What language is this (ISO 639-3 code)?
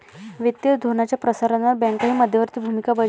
mar